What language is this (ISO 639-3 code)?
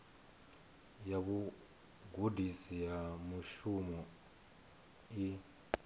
ven